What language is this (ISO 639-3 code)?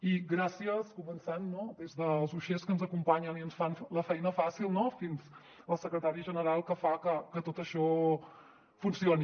cat